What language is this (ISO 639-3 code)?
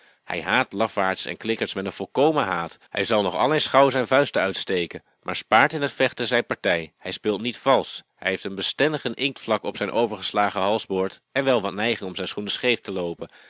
nld